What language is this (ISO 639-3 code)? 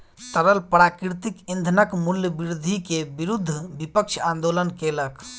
mai